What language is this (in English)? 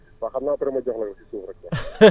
Wolof